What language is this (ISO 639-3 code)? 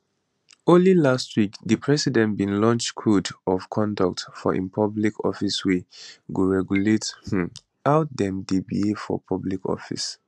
pcm